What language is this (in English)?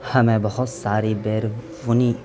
Urdu